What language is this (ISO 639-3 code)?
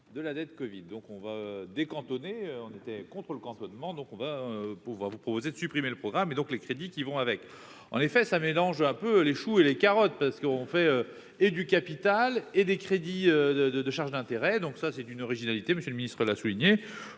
fra